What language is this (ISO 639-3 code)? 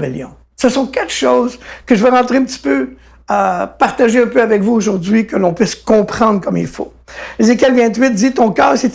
fra